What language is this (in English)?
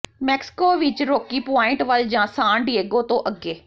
Punjabi